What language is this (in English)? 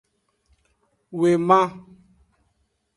Aja (Benin)